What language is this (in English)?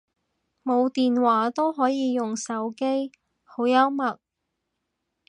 Cantonese